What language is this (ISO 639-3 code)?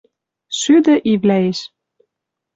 mrj